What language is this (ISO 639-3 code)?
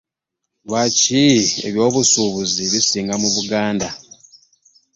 lug